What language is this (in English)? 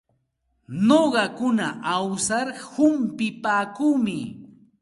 Santa Ana de Tusi Pasco Quechua